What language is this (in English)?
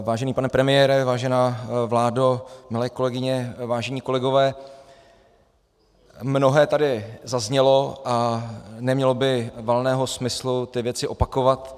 Czech